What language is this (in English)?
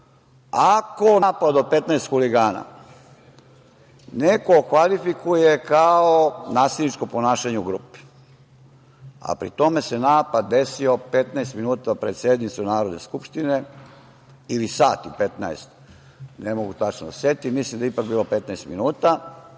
Serbian